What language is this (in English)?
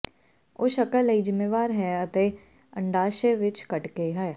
Punjabi